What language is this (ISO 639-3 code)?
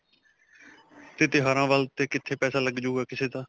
pan